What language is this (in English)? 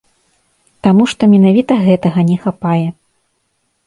Belarusian